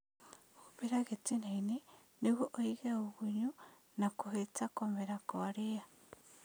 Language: Kikuyu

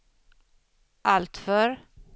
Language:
Swedish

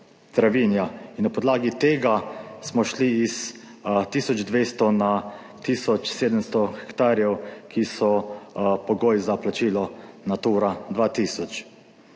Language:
Slovenian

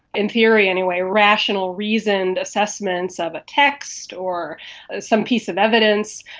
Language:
English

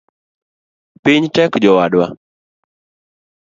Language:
Luo (Kenya and Tanzania)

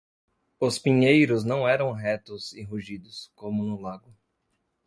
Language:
Portuguese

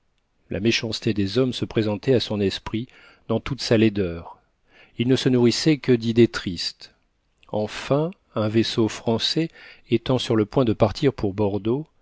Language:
French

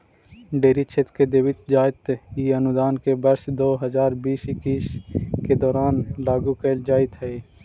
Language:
Magahi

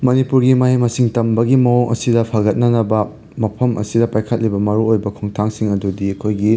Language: Manipuri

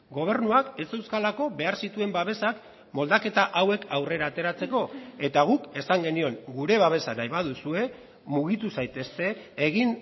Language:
Basque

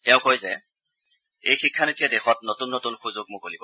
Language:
Assamese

